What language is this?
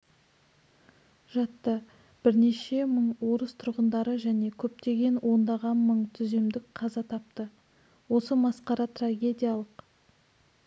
Kazakh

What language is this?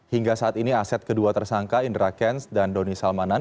Indonesian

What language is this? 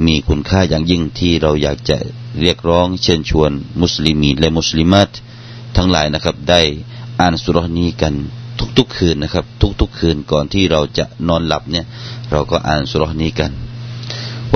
Thai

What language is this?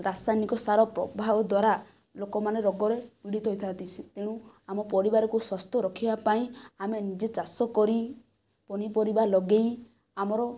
Odia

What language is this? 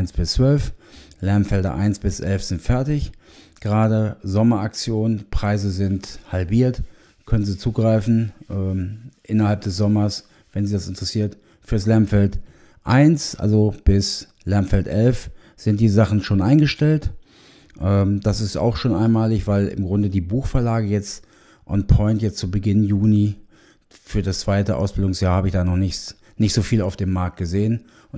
German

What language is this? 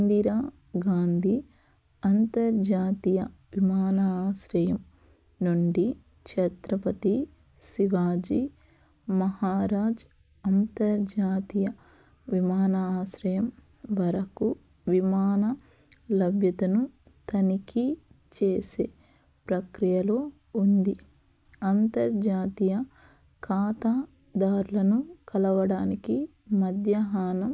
Telugu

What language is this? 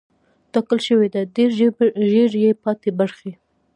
Pashto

